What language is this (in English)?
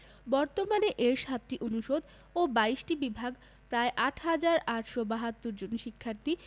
Bangla